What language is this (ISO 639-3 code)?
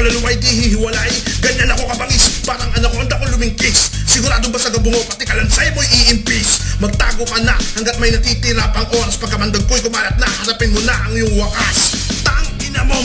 ind